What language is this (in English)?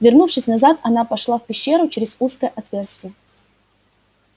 Russian